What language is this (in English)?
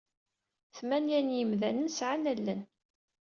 Kabyle